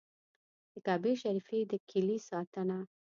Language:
Pashto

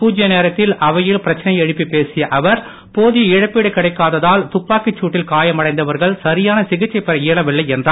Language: Tamil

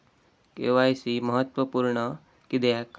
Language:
Marathi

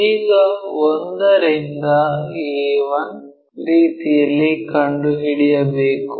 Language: Kannada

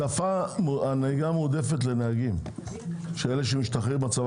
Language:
Hebrew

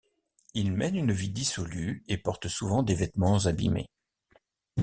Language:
French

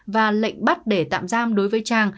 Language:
Vietnamese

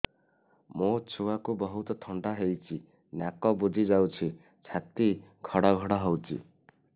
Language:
Odia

